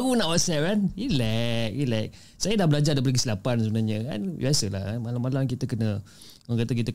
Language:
Malay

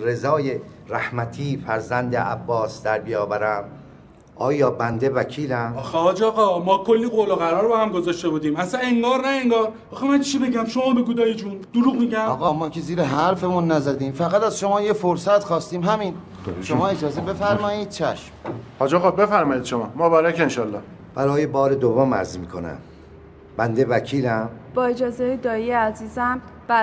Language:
Persian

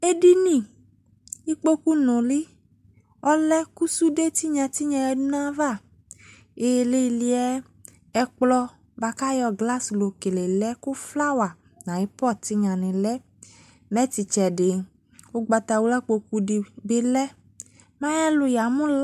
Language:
Ikposo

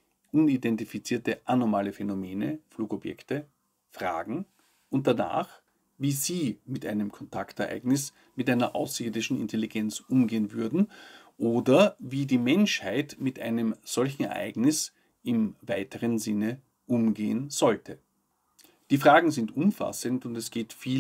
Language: German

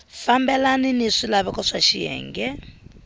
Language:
Tsonga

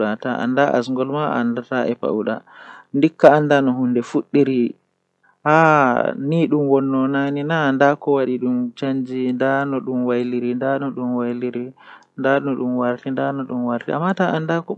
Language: Western Niger Fulfulde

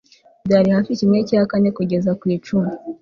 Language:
Kinyarwanda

